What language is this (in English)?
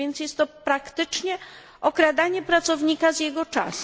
Polish